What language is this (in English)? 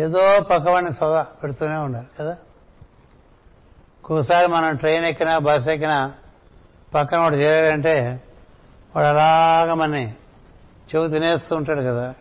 Telugu